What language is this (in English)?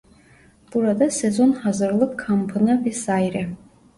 Turkish